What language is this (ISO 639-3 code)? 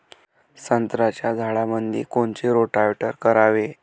mar